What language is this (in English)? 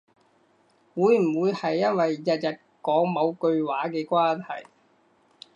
Cantonese